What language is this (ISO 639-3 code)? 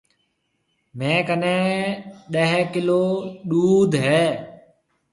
mve